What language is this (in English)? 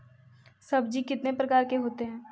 Magahi